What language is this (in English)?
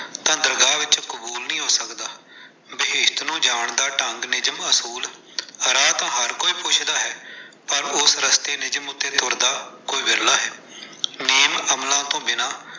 Punjabi